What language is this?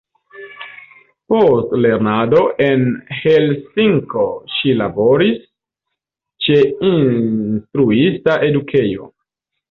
Esperanto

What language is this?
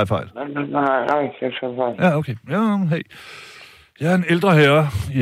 Danish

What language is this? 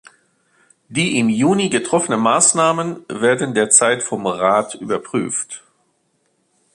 German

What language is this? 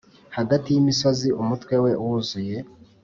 Kinyarwanda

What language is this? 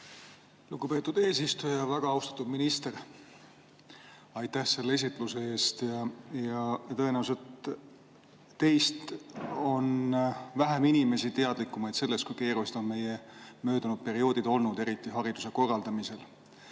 Estonian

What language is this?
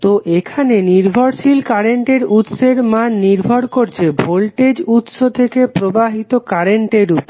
Bangla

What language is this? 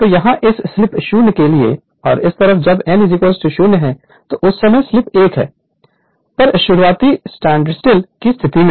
Hindi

